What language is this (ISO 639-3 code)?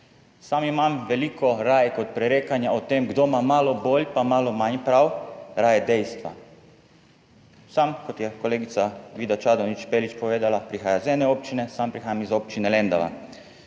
slv